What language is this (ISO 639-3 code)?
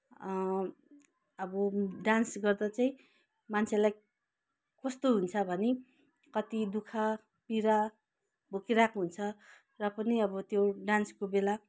nep